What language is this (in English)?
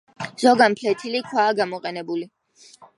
Georgian